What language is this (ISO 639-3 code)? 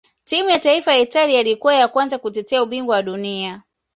swa